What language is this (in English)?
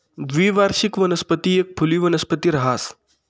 Marathi